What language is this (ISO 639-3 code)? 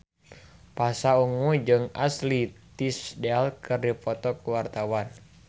sun